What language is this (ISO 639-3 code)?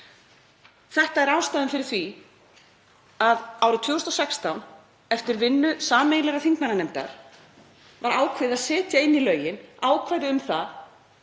isl